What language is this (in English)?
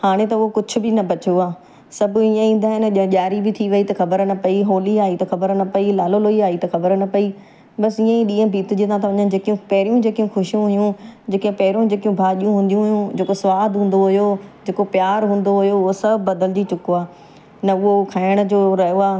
Sindhi